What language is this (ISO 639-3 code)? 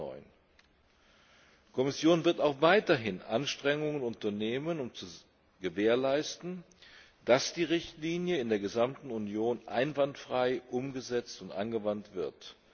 deu